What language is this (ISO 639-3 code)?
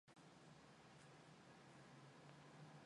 mon